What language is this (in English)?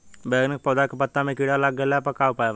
Bhojpuri